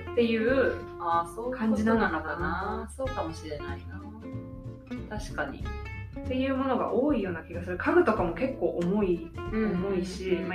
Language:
Japanese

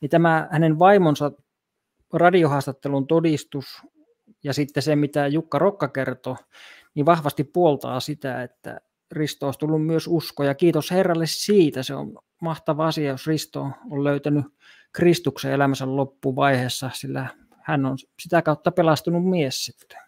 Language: Finnish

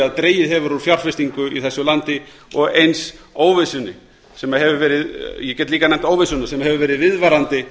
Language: Icelandic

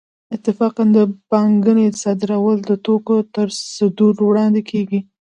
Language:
Pashto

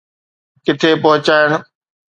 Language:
Sindhi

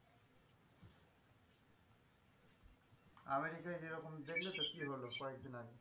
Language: Bangla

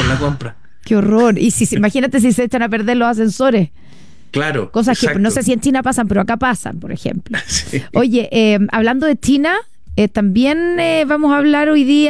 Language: Spanish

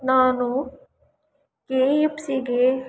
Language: Kannada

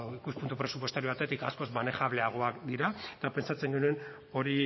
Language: Basque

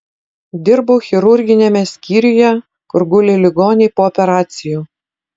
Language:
Lithuanian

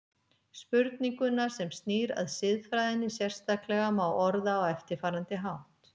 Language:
Icelandic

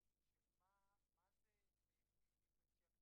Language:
Hebrew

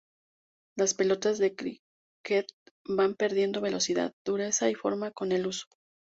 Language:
Spanish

